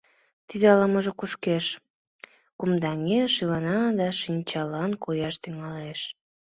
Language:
Mari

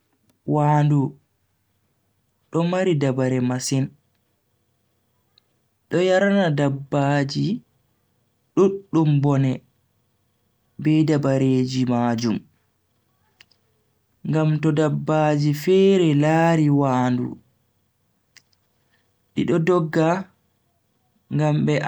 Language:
Bagirmi Fulfulde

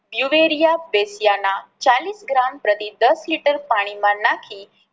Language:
Gujarati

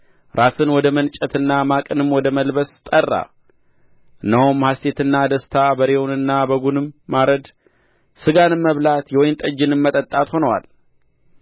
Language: Amharic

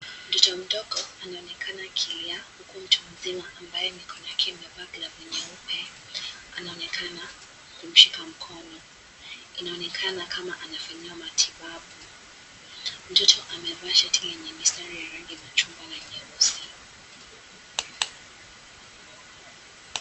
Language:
Swahili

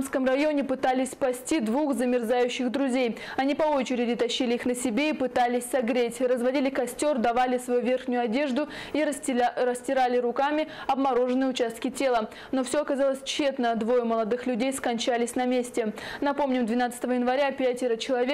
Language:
Russian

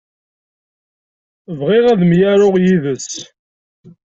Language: Kabyle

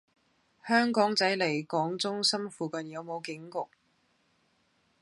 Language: Cantonese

